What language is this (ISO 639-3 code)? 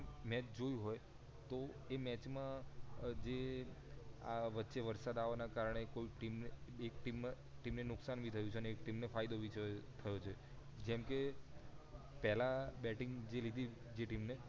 guj